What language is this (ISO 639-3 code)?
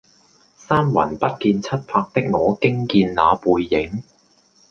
yue